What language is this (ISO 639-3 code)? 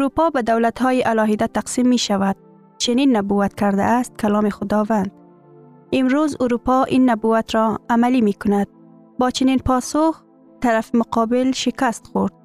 fas